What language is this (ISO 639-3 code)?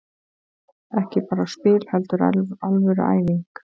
isl